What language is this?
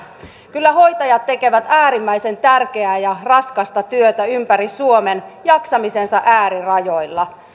Finnish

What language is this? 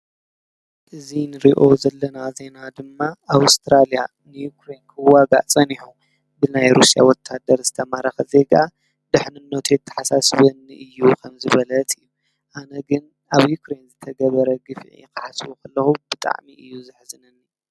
Tigrinya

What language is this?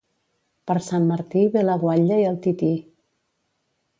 Catalan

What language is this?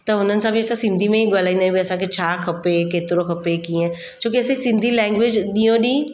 Sindhi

